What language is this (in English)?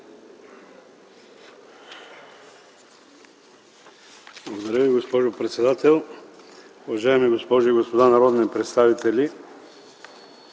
Bulgarian